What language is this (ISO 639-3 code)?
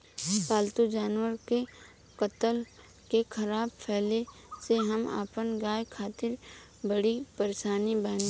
bho